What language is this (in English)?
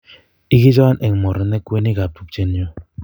Kalenjin